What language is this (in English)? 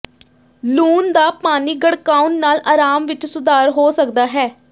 Punjabi